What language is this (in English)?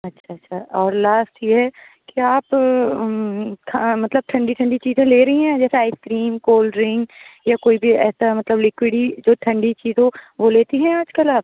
Urdu